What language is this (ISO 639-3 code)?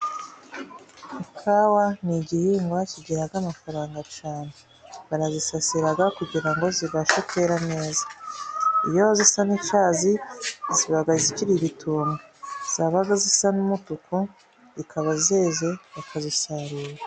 kin